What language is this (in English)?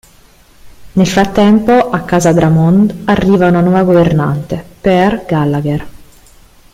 Italian